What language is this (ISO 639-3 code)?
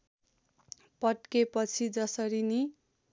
nep